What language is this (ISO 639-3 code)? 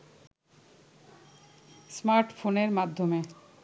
ben